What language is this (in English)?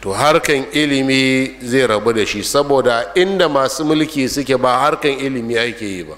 Arabic